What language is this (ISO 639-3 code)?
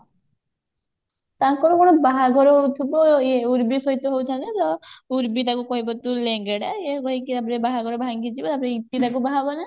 ori